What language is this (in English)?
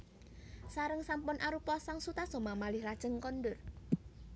Javanese